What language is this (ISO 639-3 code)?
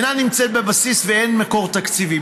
heb